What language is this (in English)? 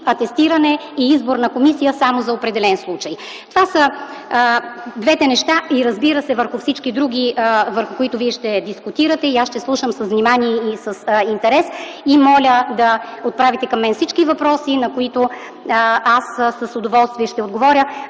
Bulgarian